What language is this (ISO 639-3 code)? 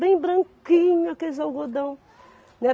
por